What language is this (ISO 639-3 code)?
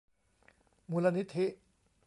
tha